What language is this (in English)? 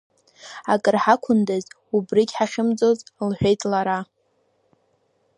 Abkhazian